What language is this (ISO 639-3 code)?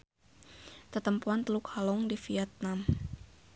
sun